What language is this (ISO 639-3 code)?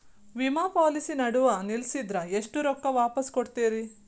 kan